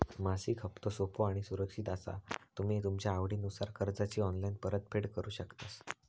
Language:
Marathi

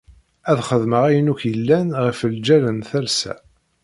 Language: Kabyle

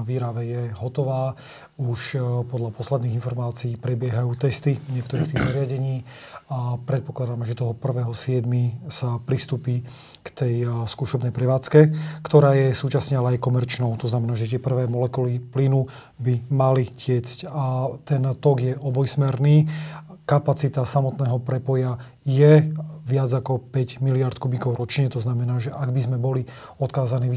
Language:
Slovak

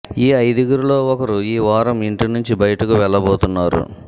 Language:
Telugu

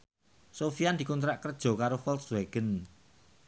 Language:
Javanese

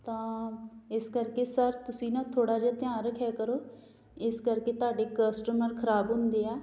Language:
Punjabi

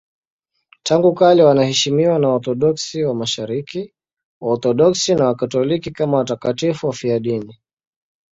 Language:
Swahili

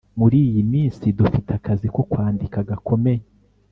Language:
Kinyarwanda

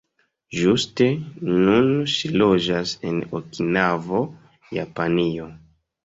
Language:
Esperanto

